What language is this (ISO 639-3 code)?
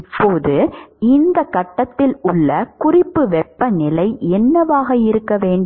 tam